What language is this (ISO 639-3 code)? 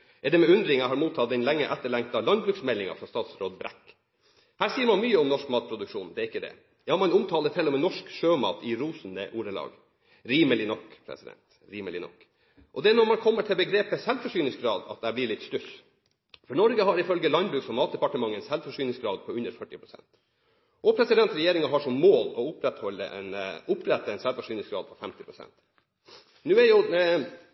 nob